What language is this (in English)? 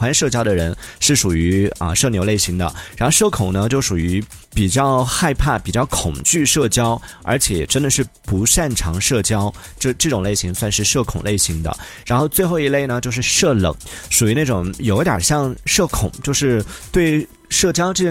Chinese